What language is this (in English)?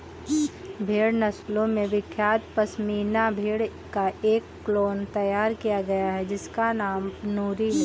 Hindi